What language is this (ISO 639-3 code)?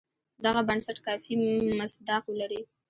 pus